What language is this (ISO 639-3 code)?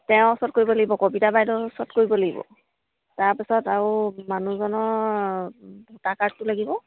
asm